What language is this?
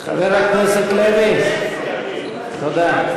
Hebrew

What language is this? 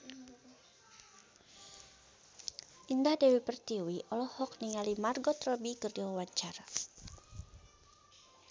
Sundanese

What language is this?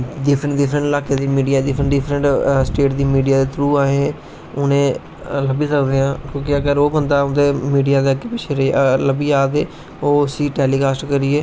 Dogri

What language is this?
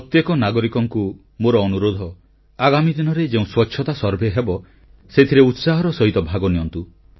Odia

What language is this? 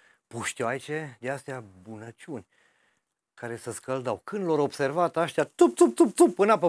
Romanian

